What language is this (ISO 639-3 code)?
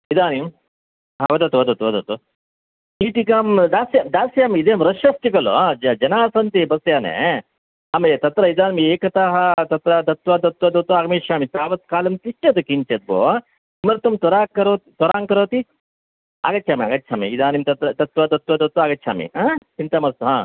san